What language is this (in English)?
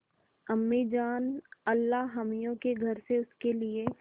Hindi